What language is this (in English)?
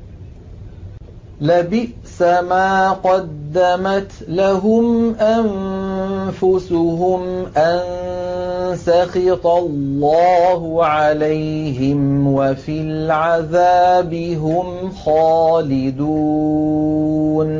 Arabic